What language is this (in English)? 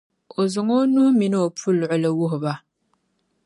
Dagbani